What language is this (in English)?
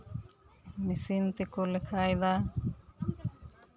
Santali